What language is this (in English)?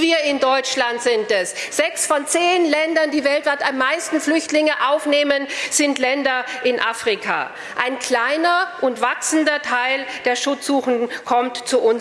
German